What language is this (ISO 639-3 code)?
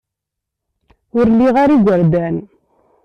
kab